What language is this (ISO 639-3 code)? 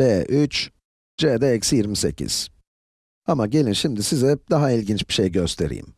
tur